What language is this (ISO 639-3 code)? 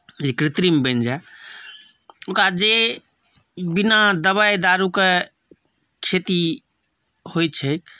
mai